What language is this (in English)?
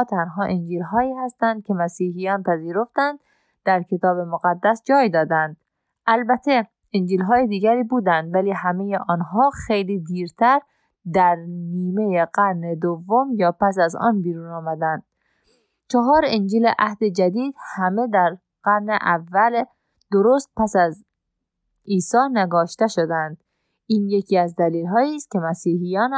Persian